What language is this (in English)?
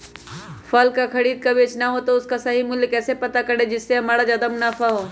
Magahi